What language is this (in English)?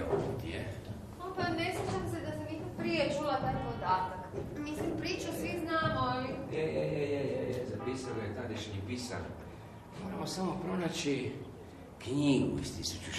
Croatian